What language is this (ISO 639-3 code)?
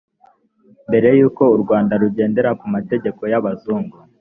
kin